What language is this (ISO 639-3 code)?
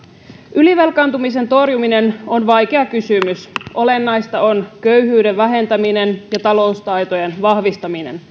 fin